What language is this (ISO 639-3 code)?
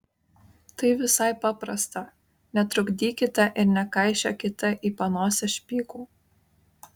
lit